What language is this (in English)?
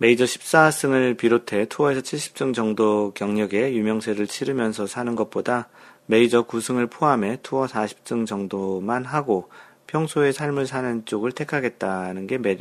Korean